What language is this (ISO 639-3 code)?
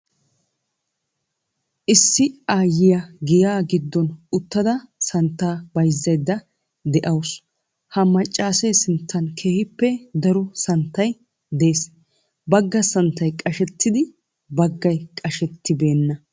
wal